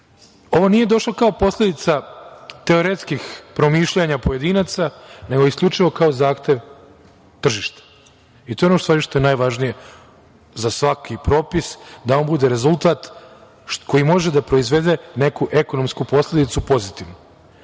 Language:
Serbian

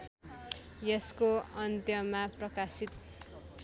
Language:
Nepali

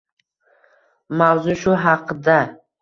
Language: Uzbek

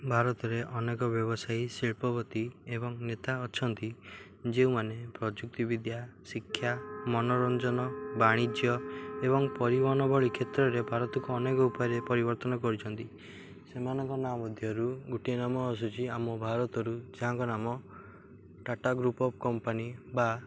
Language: Odia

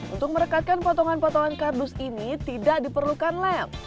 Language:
Indonesian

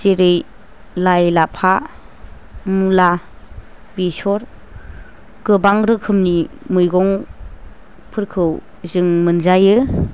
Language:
Bodo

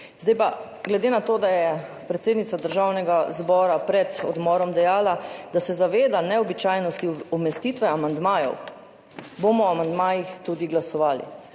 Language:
Slovenian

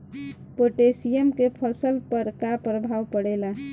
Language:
Bhojpuri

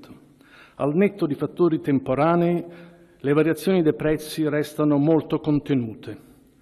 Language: Italian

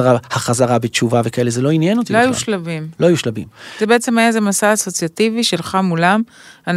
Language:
Hebrew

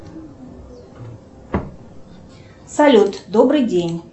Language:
Russian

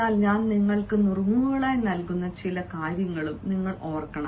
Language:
Malayalam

